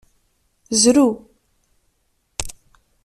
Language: Kabyle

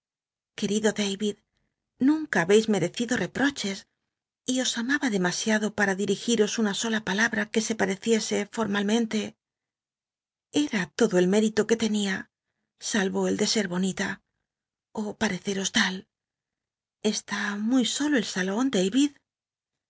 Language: Spanish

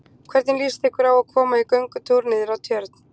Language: Icelandic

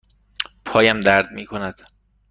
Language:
Persian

